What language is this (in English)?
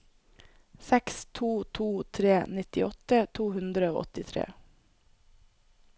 Norwegian